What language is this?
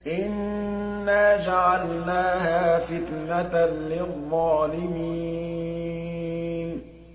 Arabic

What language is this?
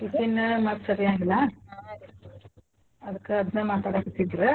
Kannada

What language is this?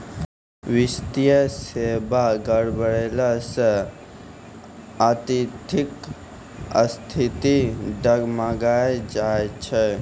Maithili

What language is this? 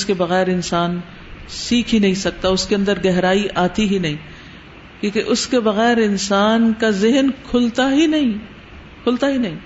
Urdu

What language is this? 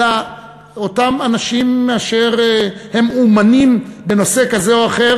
Hebrew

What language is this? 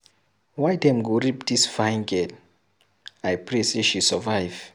Nigerian Pidgin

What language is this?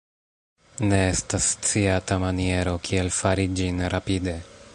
Esperanto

